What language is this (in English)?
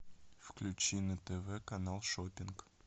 Russian